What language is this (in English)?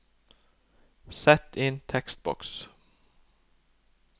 Norwegian